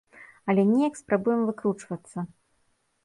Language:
Belarusian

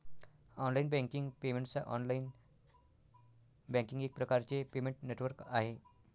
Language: Marathi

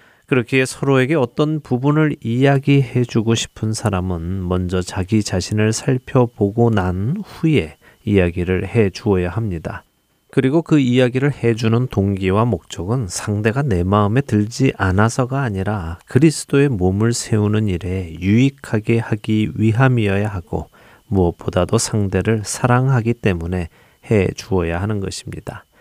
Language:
Korean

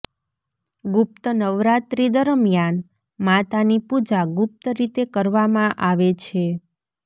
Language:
Gujarati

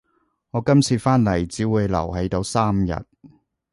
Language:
Cantonese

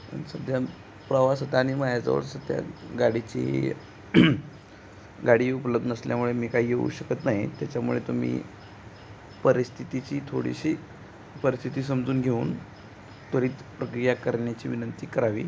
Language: Marathi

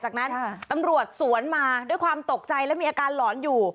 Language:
Thai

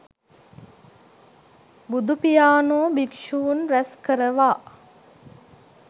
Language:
Sinhala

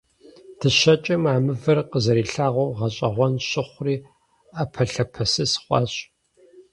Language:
Kabardian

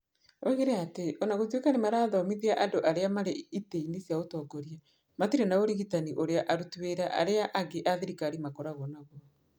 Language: Kikuyu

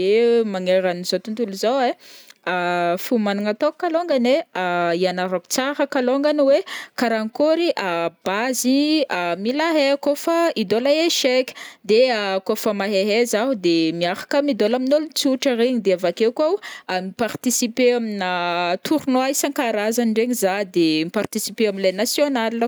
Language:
Northern Betsimisaraka Malagasy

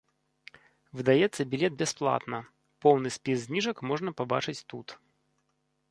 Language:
Belarusian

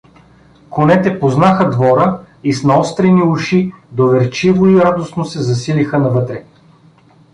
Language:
Bulgarian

